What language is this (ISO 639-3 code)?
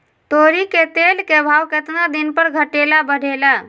mag